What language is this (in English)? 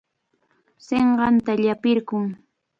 Cajatambo North Lima Quechua